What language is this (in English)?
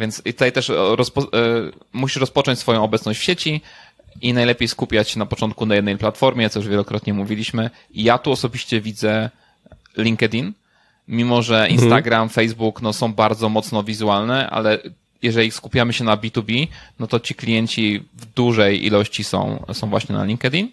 Polish